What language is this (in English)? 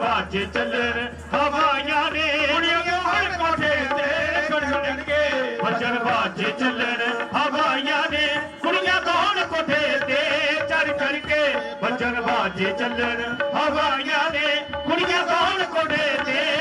Punjabi